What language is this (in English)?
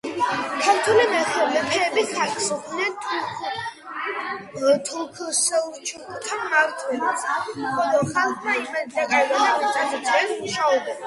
Georgian